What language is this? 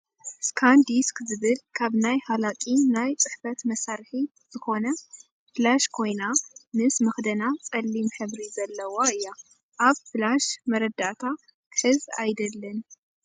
Tigrinya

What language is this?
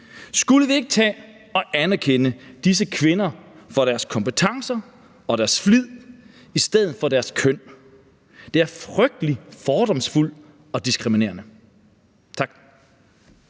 Danish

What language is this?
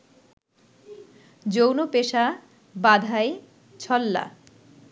Bangla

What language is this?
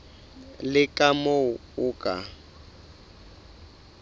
Southern Sotho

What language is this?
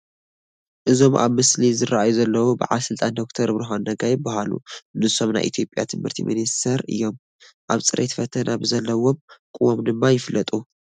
Tigrinya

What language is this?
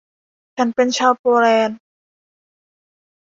Thai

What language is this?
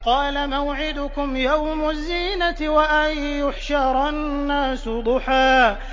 Arabic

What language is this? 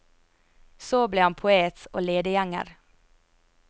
Norwegian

